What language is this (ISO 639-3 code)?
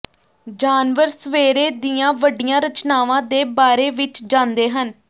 pan